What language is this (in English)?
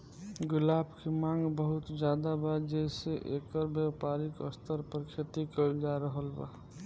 Bhojpuri